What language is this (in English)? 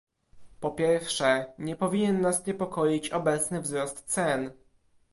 Polish